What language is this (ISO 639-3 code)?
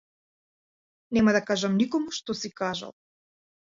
mkd